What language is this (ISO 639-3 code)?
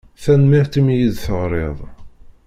kab